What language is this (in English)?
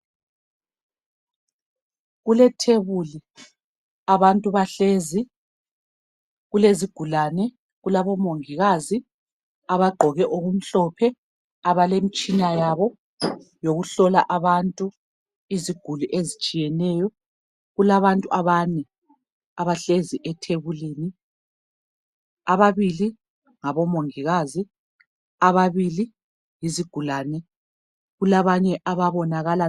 North Ndebele